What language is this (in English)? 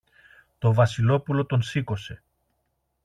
Greek